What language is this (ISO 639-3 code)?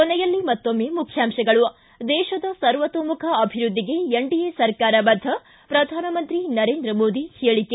kan